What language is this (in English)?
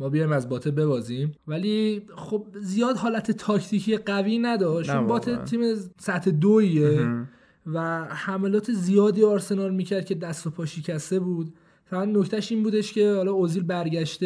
Persian